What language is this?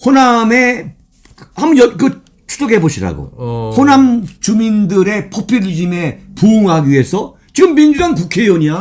Korean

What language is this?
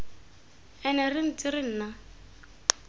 Tswana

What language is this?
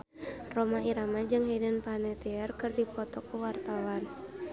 Sundanese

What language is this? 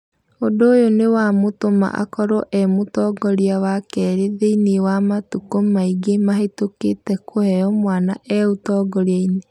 Kikuyu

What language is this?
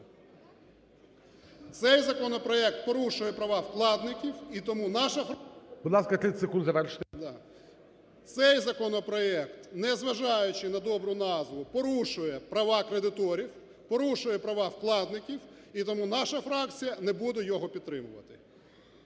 Ukrainian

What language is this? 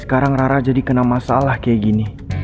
Indonesian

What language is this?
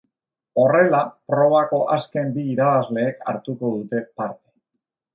Basque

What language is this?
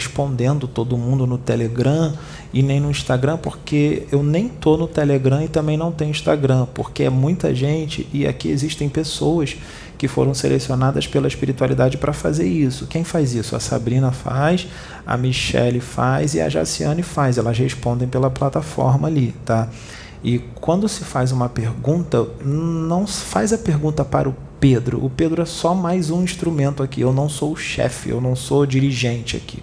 Portuguese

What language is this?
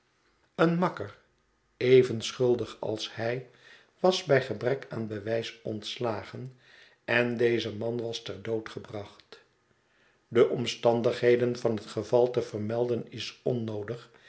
Dutch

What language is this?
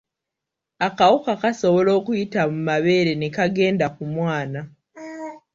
Ganda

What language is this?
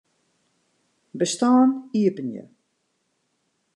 Western Frisian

